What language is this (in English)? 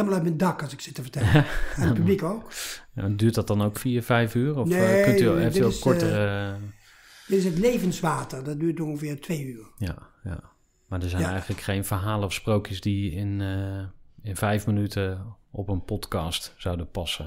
Dutch